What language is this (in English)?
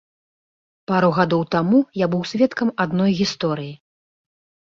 Belarusian